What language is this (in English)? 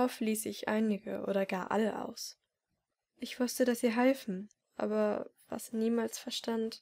German